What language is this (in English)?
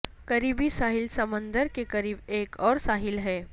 Urdu